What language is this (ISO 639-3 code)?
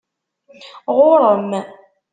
kab